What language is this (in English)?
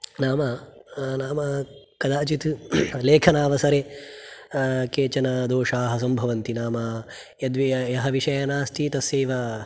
Sanskrit